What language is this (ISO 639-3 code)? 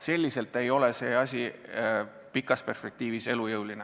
est